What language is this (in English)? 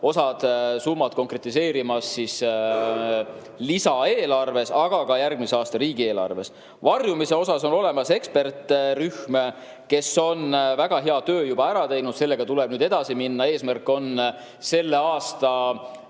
Estonian